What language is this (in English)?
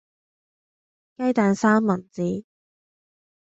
Cantonese